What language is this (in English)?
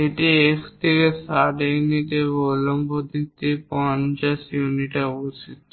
Bangla